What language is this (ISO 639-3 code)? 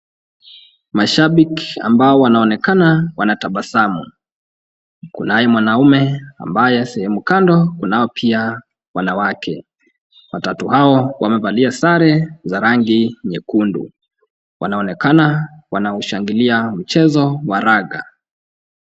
swa